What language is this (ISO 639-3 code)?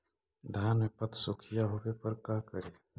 mag